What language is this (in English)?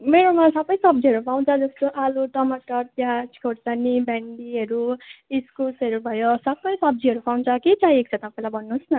Nepali